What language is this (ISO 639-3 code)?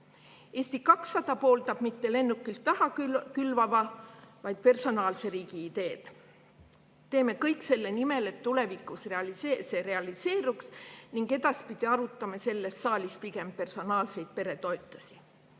est